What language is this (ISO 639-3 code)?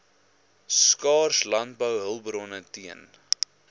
afr